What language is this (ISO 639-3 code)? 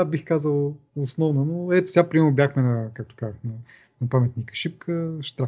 bul